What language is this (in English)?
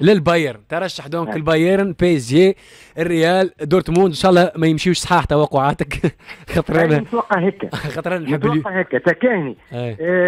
Arabic